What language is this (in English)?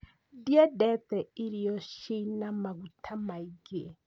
Kikuyu